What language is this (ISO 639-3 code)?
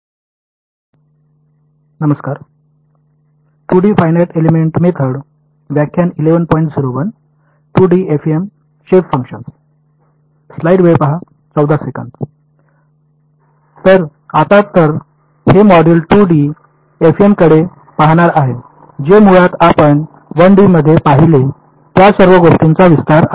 mar